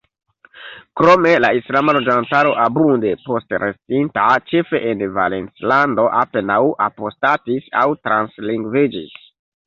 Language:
Esperanto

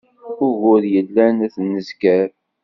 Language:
Kabyle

